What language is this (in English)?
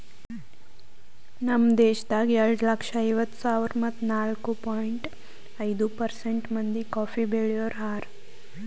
Kannada